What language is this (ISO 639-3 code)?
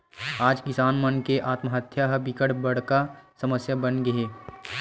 hne